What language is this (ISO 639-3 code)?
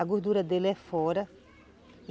por